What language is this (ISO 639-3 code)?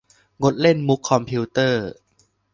tha